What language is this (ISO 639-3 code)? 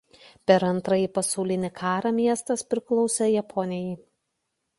lit